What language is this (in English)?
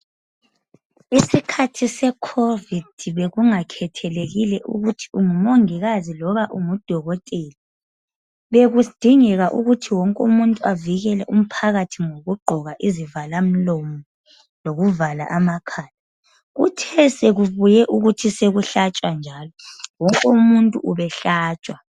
North Ndebele